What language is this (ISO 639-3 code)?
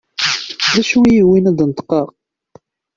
kab